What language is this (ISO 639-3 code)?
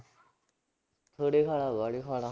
pan